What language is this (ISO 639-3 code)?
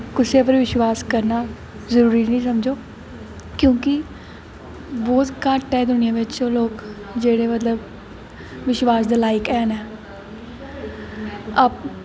doi